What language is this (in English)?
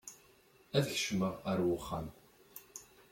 Kabyle